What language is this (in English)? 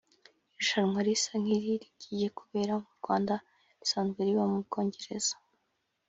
Kinyarwanda